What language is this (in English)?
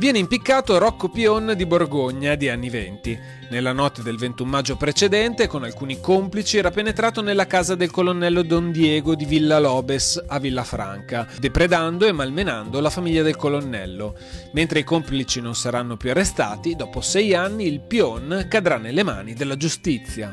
Italian